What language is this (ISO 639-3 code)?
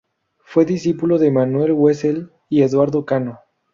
spa